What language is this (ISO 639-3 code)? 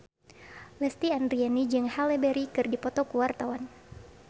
sun